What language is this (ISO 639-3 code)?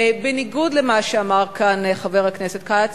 heb